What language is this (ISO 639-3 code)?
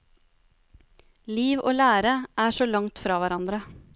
nor